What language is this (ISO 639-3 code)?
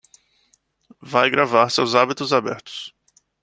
por